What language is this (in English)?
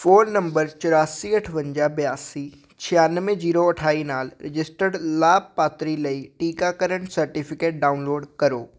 Punjabi